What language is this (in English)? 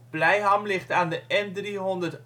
Dutch